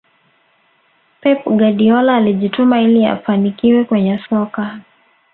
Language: Swahili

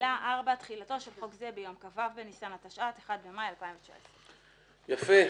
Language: Hebrew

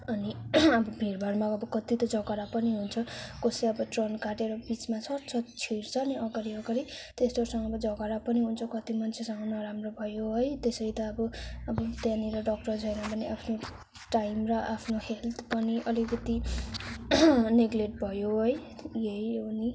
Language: Nepali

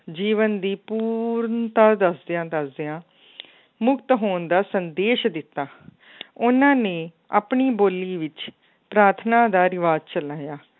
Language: Punjabi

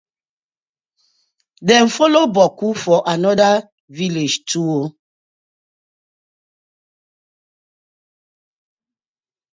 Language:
Nigerian Pidgin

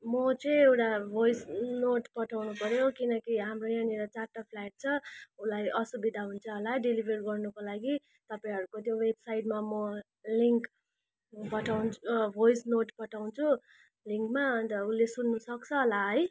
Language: Nepali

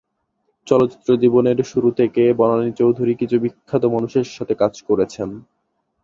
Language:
Bangla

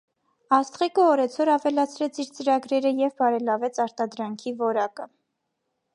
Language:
Armenian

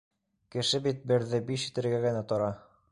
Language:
Bashkir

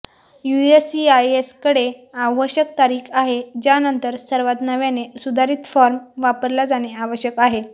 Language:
Marathi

